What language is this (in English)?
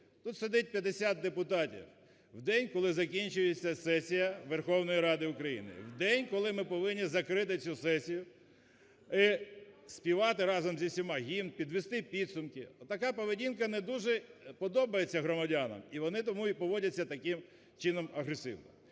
Ukrainian